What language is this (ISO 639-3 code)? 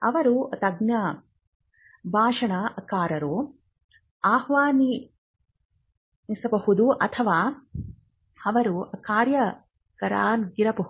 kan